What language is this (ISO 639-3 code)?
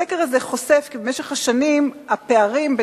heb